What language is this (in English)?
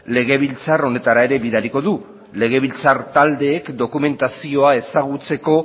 Basque